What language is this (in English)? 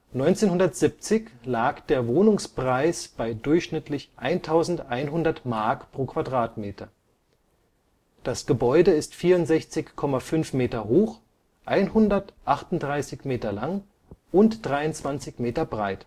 German